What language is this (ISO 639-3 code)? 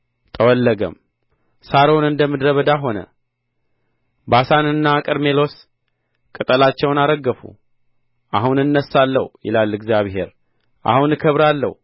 amh